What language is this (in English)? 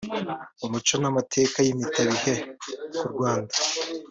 Kinyarwanda